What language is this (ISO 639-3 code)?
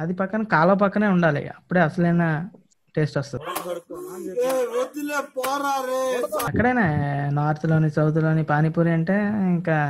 tel